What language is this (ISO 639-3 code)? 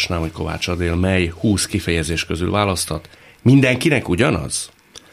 hun